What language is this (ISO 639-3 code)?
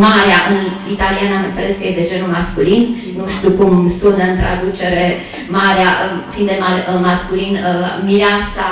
ron